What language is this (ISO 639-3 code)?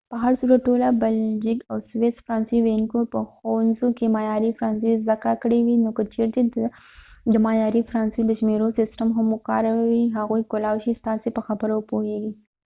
pus